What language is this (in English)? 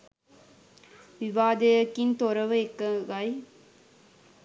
Sinhala